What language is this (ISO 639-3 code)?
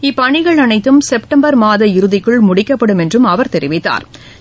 tam